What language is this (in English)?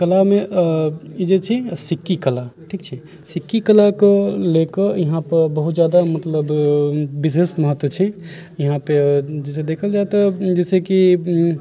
Maithili